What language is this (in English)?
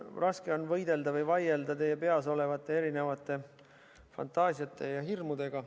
Estonian